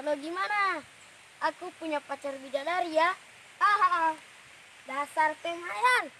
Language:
Indonesian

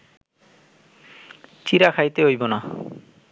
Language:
Bangla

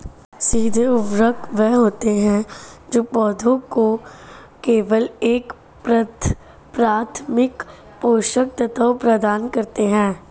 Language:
Hindi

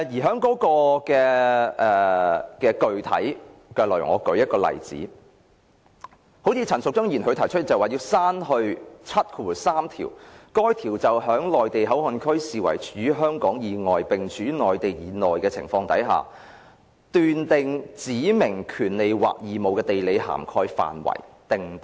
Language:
Cantonese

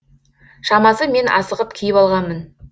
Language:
Kazakh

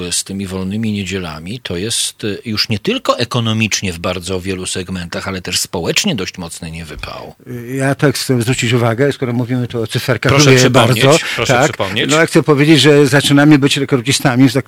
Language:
Polish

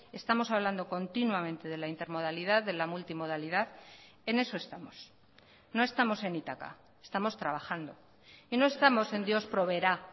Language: Spanish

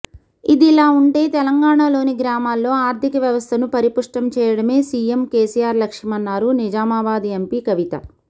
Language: Telugu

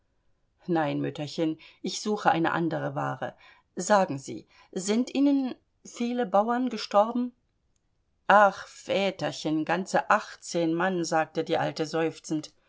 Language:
German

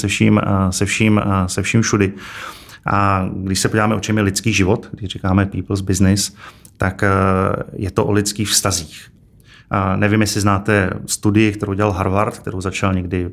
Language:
Czech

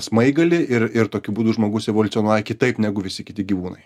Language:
Lithuanian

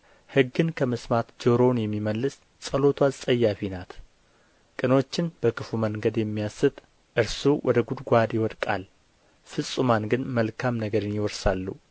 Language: Amharic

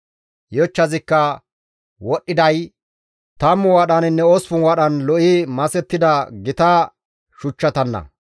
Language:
Gamo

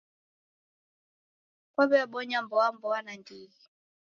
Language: Taita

